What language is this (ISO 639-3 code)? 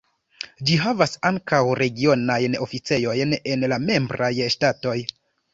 epo